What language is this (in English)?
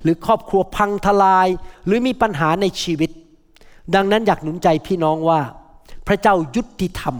Thai